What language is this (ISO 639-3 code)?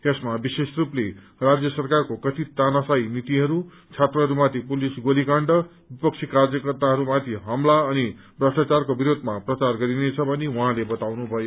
nep